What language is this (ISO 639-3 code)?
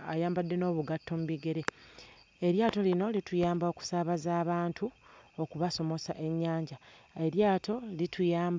lug